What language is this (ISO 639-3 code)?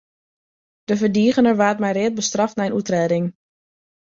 fry